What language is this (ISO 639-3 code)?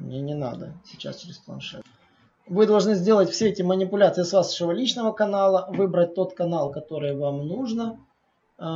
rus